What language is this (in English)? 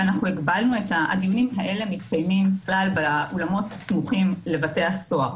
Hebrew